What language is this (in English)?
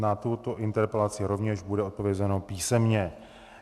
Czech